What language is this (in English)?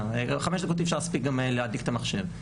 Hebrew